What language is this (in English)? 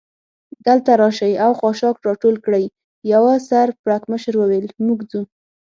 Pashto